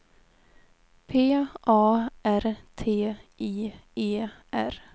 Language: Swedish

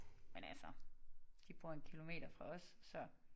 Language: Danish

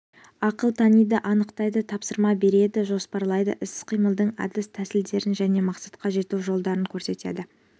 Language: Kazakh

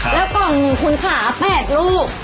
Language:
Thai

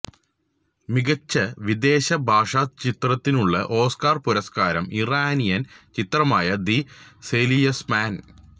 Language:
Malayalam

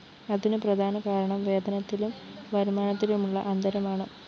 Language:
Malayalam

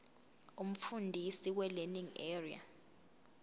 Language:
Zulu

